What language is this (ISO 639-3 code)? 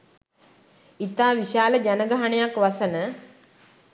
sin